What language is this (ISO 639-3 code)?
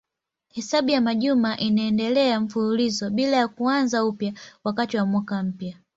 swa